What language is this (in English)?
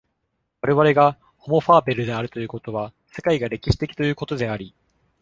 Japanese